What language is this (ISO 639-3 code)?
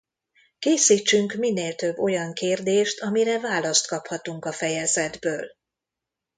hun